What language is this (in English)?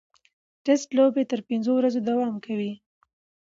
Pashto